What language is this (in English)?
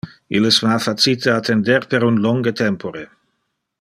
Interlingua